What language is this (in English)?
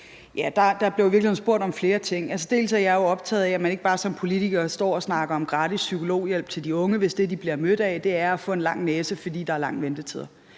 Danish